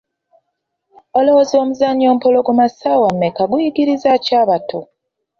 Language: Ganda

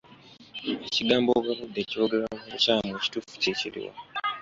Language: Ganda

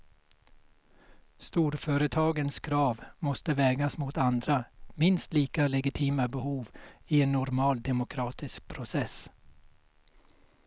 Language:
Swedish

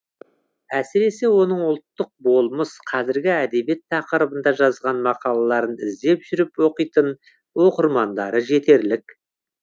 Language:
Kazakh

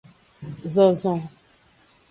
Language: Aja (Benin)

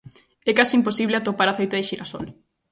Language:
Galician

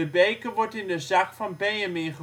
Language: Dutch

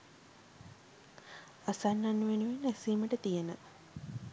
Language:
Sinhala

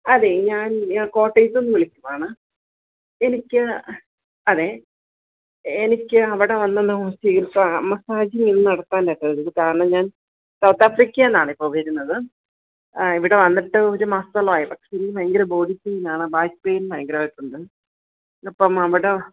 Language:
Malayalam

